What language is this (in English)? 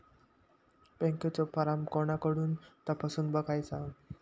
Marathi